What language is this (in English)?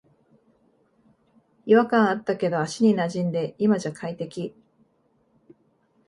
Japanese